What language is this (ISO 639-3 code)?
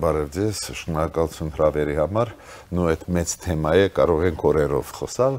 ron